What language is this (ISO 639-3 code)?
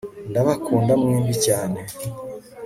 kin